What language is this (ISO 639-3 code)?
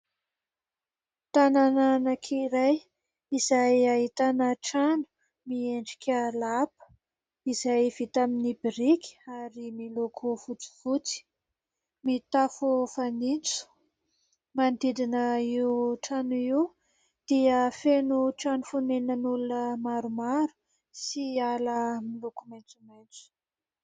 mlg